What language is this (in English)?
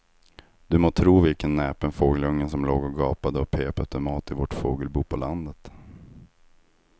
Swedish